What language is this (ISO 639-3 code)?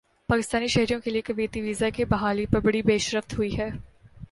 urd